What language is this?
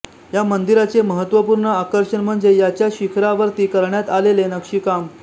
Marathi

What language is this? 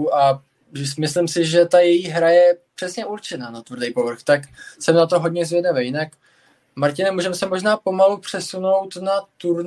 Czech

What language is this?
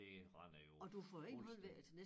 Danish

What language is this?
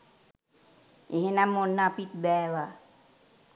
Sinhala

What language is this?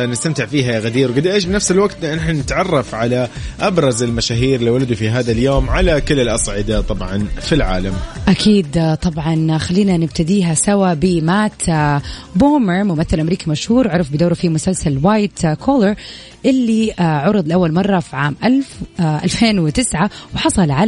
Arabic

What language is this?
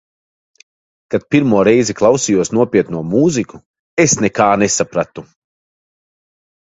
Latvian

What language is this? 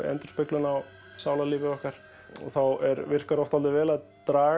Icelandic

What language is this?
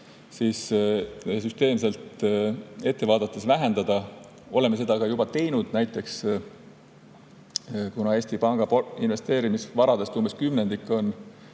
Estonian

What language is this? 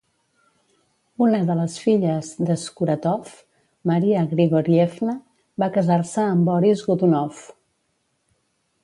Catalan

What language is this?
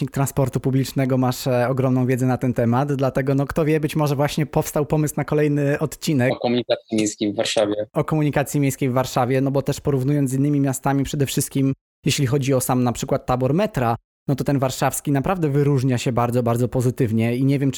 Polish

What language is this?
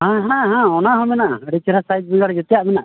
Santali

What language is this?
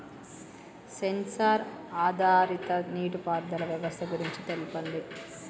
Telugu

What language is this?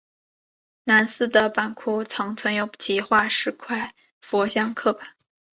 Chinese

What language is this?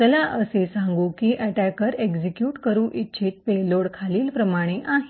Marathi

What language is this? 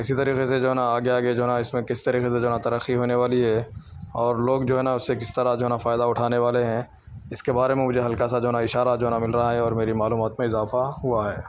Urdu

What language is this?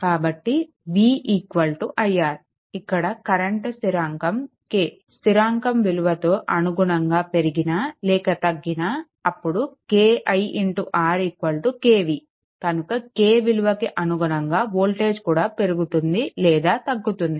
Telugu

